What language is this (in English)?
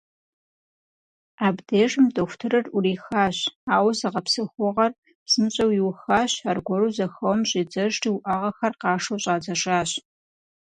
Kabardian